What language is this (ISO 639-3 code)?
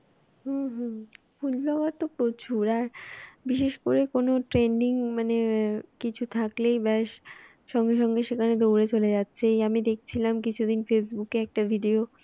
ben